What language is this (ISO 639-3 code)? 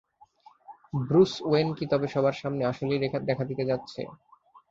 ben